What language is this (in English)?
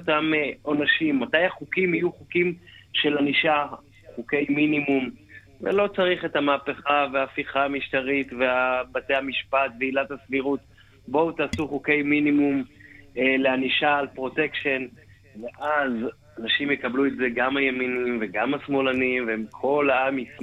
Hebrew